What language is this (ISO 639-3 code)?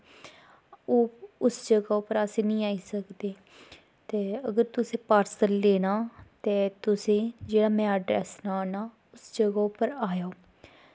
doi